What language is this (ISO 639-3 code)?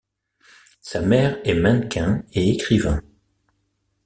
fra